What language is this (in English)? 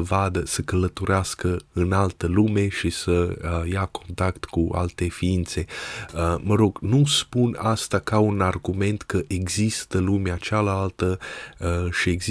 Romanian